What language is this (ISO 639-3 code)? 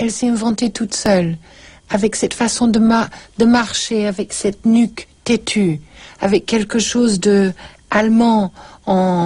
fra